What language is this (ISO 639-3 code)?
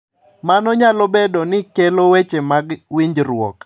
luo